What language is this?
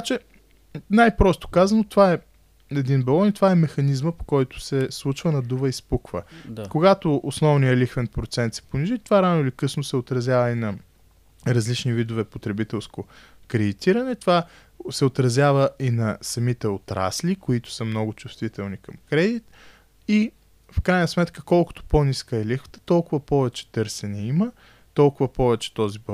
Bulgarian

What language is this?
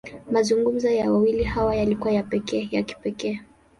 Swahili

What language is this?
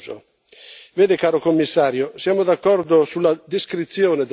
Italian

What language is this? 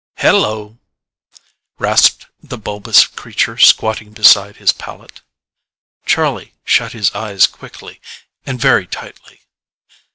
English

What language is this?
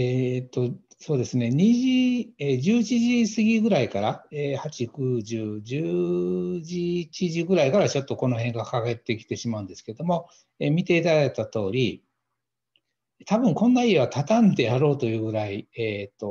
Japanese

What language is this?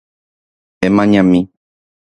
Guarani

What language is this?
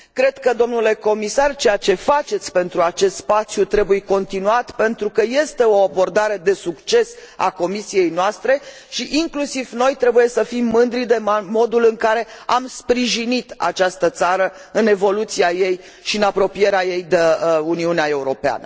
Romanian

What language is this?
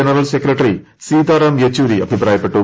Malayalam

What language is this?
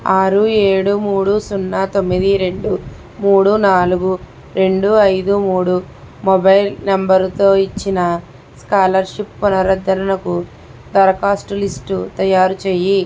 Telugu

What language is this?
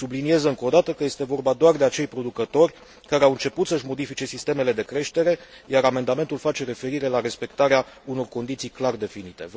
Romanian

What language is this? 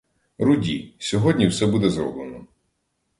Ukrainian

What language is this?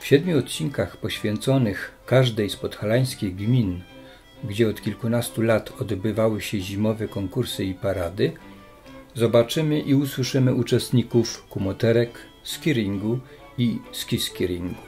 Polish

